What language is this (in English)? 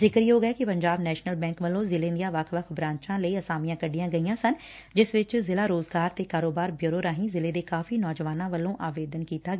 Punjabi